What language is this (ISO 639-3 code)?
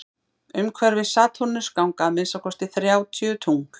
isl